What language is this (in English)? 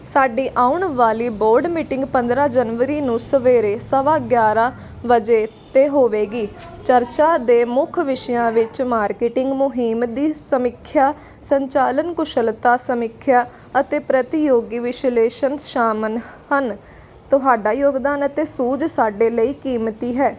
Punjabi